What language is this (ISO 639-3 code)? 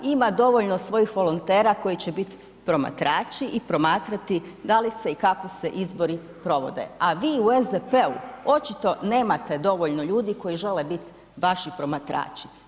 hrv